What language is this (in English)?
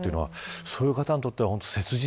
Japanese